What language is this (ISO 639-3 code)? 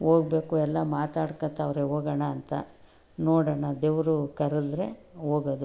kan